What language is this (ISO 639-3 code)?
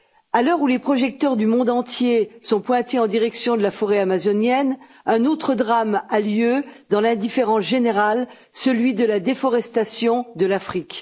fra